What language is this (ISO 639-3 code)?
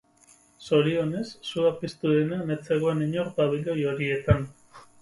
eus